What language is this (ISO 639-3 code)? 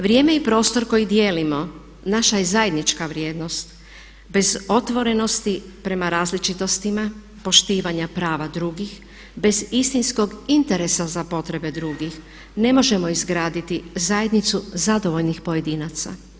hrv